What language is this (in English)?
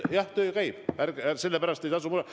Estonian